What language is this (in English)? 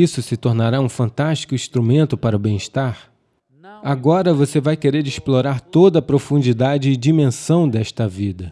Portuguese